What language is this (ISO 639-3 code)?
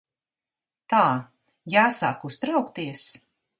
lav